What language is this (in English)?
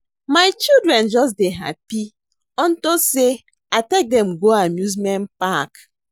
Nigerian Pidgin